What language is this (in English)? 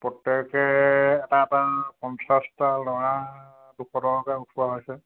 Assamese